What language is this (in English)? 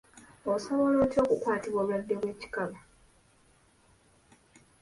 Ganda